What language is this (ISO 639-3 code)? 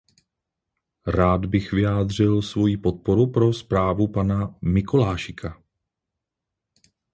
ces